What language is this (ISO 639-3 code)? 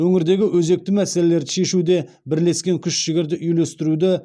kaz